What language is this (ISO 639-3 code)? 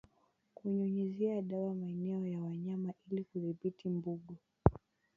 swa